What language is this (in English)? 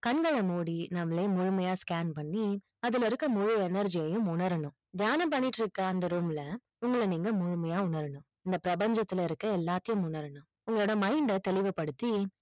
Tamil